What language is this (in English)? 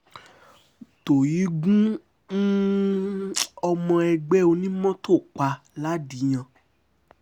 Yoruba